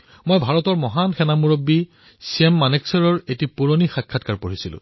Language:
Assamese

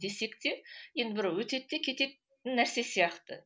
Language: Kazakh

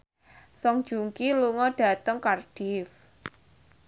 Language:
Javanese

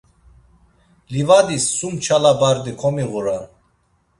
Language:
Laz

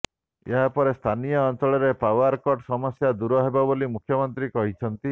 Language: Odia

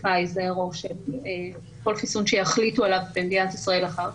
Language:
Hebrew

